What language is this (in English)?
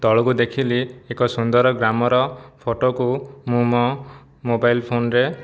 Odia